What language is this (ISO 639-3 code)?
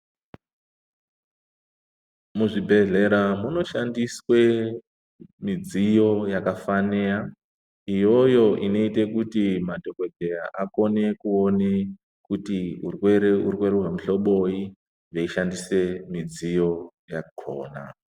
ndc